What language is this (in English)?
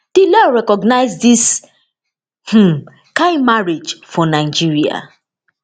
Nigerian Pidgin